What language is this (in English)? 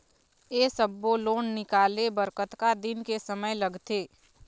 Chhattisgarhi